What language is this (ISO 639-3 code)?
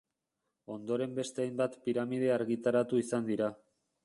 eus